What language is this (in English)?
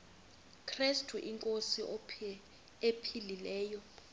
Xhosa